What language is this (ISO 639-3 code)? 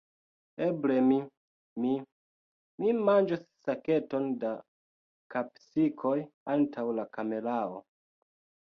epo